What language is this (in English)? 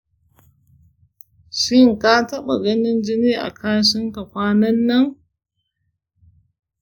Hausa